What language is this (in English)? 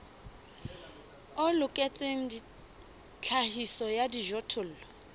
Southern Sotho